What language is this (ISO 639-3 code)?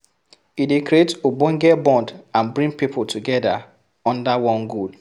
pcm